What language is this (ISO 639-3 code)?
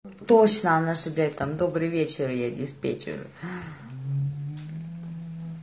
rus